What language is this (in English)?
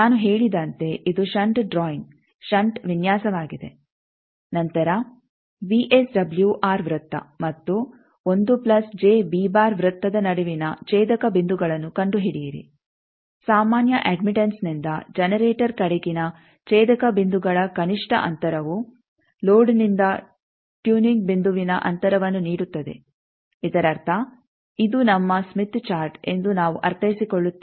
Kannada